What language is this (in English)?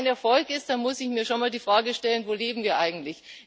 German